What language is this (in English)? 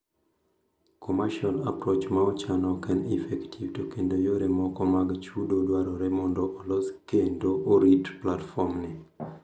Luo (Kenya and Tanzania)